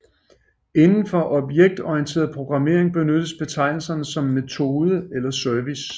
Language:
Danish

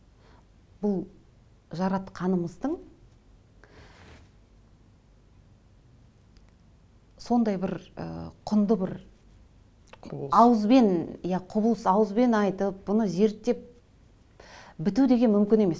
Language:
Kazakh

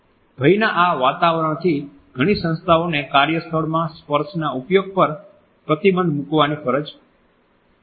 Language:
Gujarati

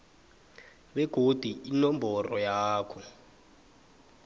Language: South Ndebele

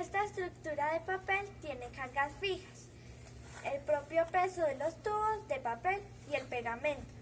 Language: Spanish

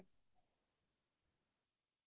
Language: Assamese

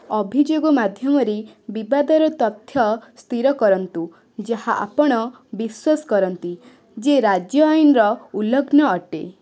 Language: Odia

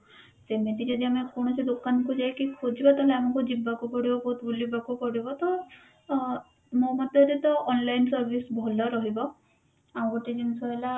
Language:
Odia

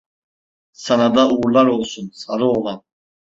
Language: Turkish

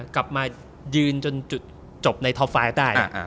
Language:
Thai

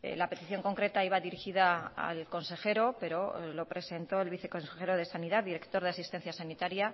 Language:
Spanish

